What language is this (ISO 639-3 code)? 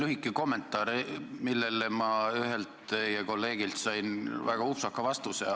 est